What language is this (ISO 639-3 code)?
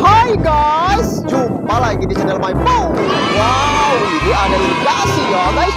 ind